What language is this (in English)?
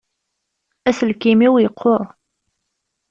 Kabyle